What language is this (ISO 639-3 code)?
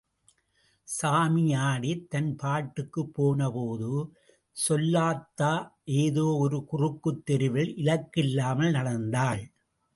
tam